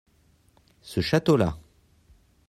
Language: French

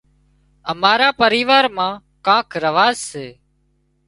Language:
Wadiyara Koli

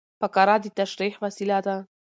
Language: Pashto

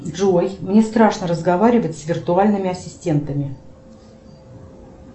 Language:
Russian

